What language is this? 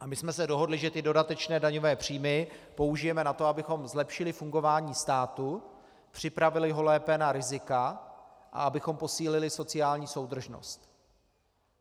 Czech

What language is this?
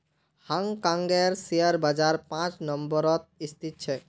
Magahi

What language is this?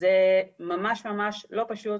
Hebrew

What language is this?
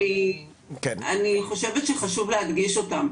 Hebrew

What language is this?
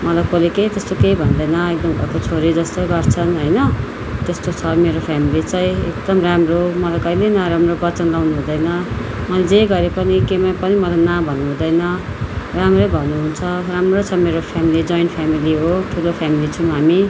Nepali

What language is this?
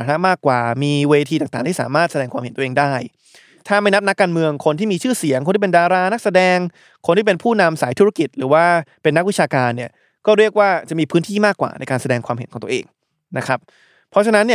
Thai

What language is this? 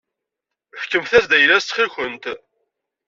Kabyle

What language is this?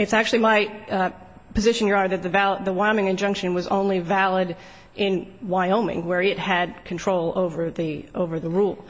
English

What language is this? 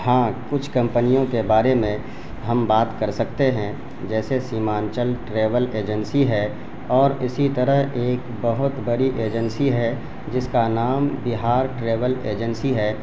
Urdu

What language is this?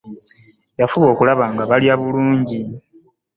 Ganda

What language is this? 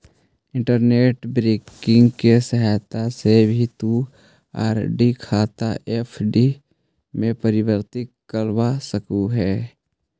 Magahi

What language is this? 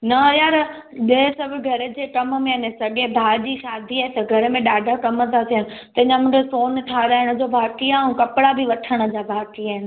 Sindhi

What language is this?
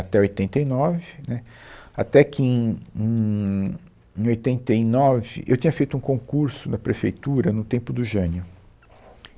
Portuguese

